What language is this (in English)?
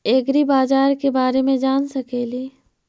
Magahi